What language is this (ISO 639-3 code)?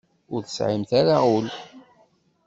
kab